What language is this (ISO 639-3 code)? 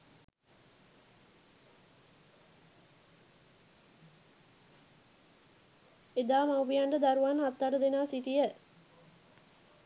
sin